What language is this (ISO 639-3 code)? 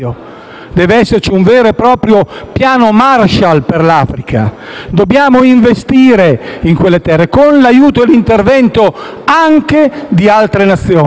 ita